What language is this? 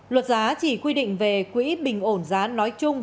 Vietnamese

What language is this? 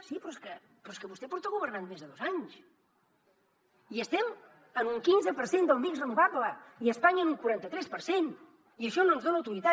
Catalan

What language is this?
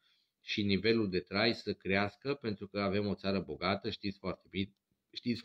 Romanian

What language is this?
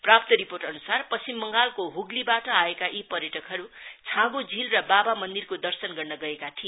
Nepali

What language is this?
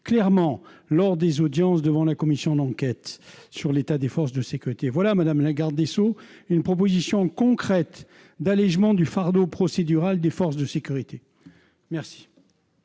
French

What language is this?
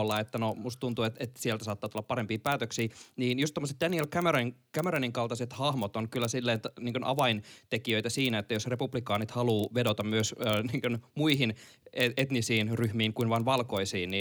Finnish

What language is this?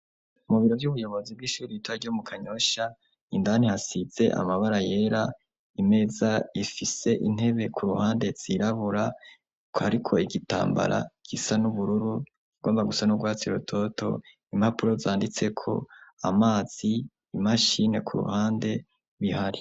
Rundi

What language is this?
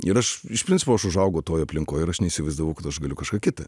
Lithuanian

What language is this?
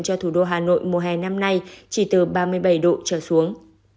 Vietnamese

